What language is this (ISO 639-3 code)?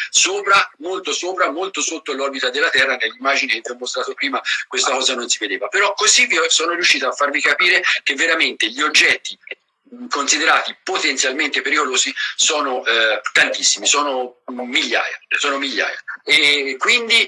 ita